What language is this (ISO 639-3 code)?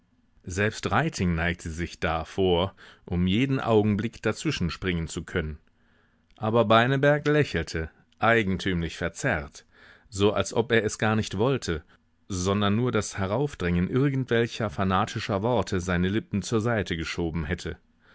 deu